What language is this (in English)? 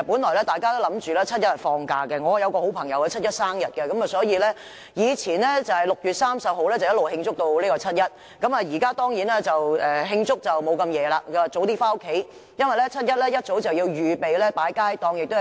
Cantonese